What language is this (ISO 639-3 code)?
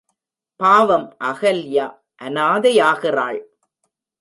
tam